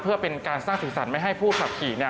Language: Thai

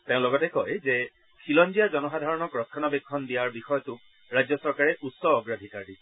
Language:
Assamese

